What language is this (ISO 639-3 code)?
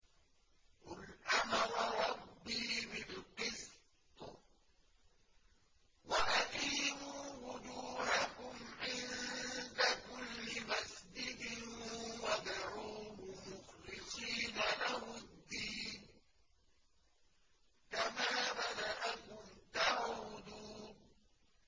ara